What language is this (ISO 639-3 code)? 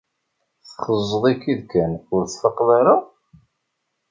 kab